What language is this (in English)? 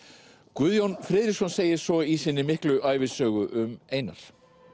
Icelandic